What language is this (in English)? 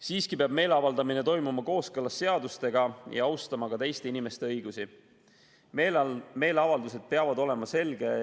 Estonian